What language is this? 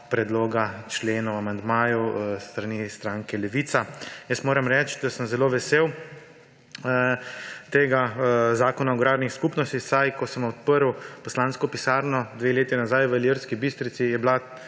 Slovenian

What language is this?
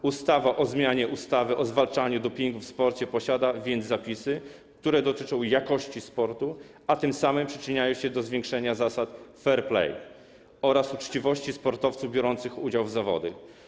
Polish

